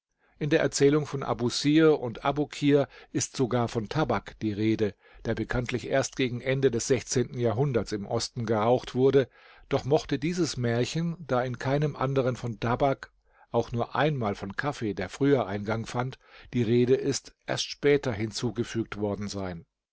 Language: German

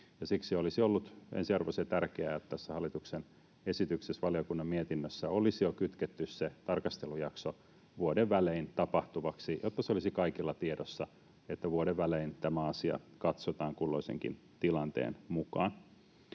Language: Finnish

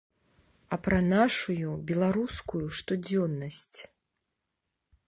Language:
Belarusian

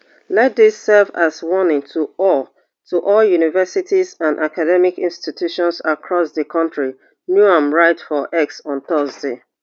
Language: Nigerian Pidgin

